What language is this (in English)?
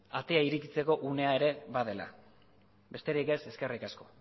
Basque